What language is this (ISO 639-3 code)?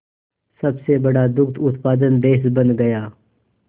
hin